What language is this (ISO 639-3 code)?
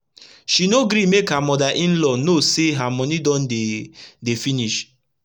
pcm